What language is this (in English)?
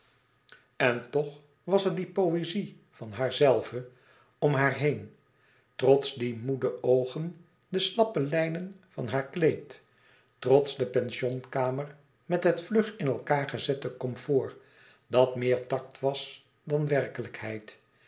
Dutch